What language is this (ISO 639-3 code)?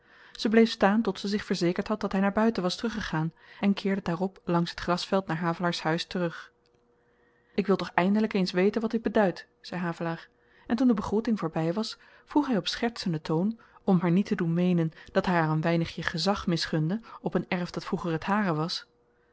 nld